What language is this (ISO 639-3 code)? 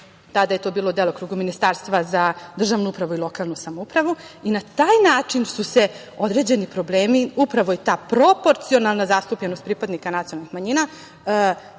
srp